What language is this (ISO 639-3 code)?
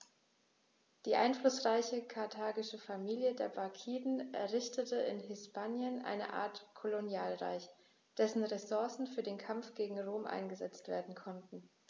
deu